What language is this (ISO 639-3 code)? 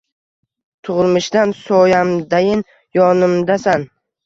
uzb